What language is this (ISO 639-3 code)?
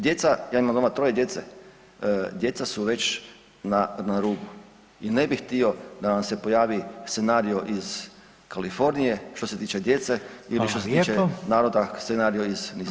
hrv